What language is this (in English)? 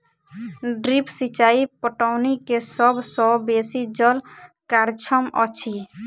Maithili